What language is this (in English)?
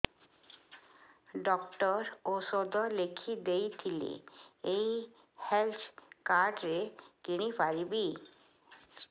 Odia